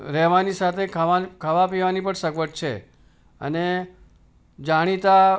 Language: Gujarati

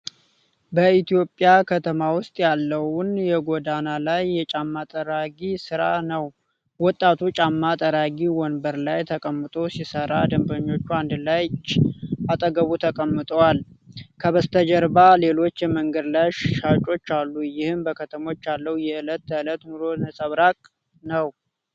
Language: Amharic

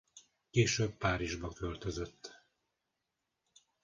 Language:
Hungarian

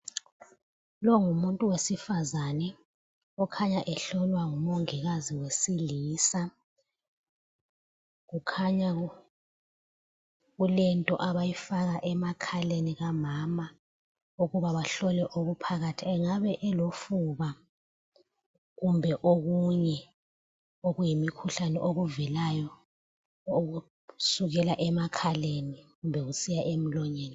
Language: North Ndebele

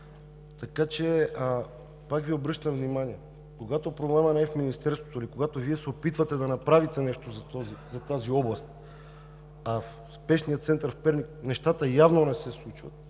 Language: Bulgarian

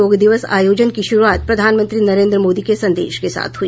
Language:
Hindi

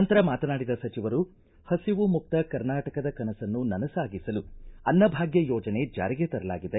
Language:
Kannada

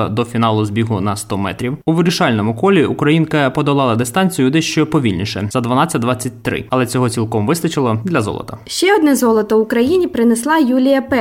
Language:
Ukrainian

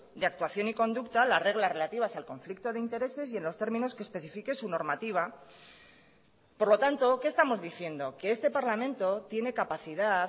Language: Spanish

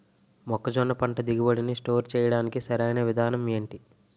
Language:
Telugu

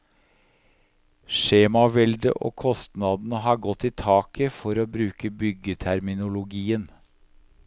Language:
Norwegian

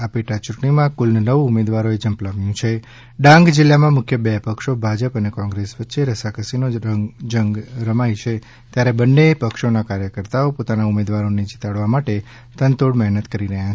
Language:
Gujarati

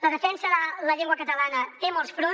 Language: Catalan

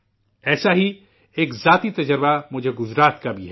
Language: Urdu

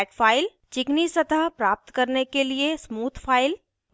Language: Hindi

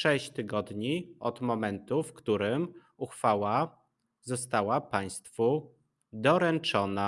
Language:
Polish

